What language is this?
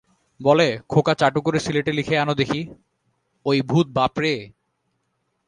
Bangla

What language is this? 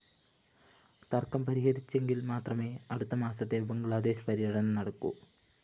Malayalam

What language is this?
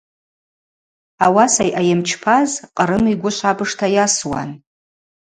Abaza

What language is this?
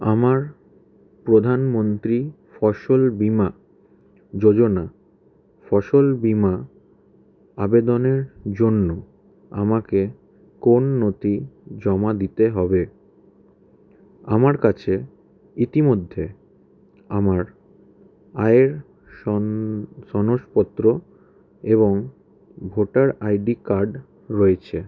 Bangla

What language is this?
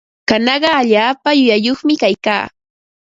Ambo-Pasco Quechua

